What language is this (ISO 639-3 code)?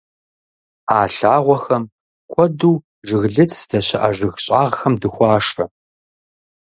kbd